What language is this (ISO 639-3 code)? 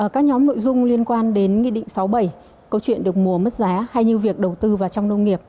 vie